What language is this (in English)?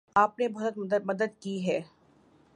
Urdu